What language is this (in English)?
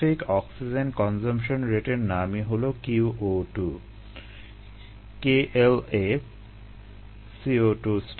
Bangla